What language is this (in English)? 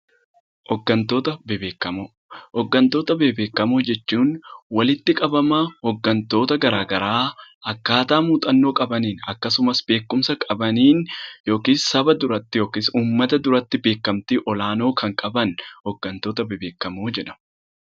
Oromo